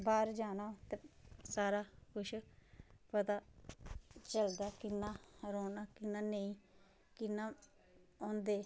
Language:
Dogri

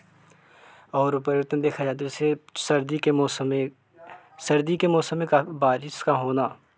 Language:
Hindi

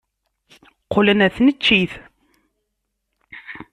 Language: Kabyle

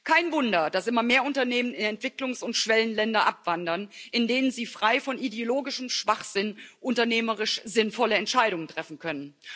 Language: German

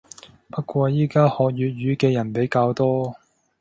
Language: Cantonese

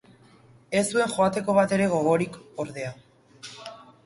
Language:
Basque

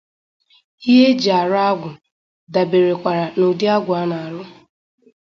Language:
Igbo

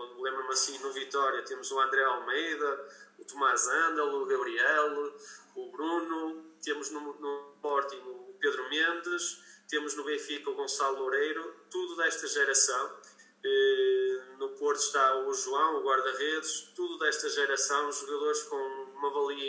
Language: Portuguese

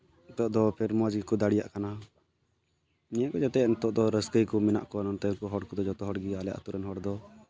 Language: Santali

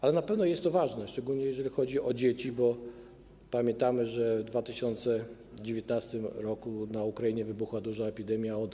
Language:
Polish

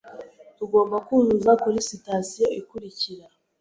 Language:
Kinyarwanda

